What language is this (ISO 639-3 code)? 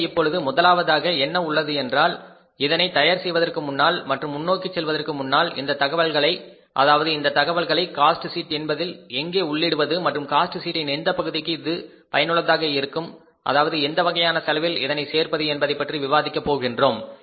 tam